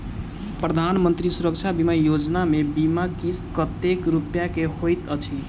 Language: Maithili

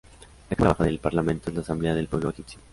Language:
Spanish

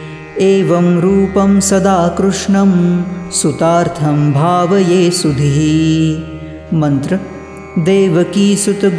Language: Marathi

